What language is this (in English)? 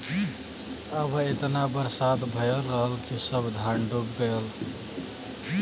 Bhojpuri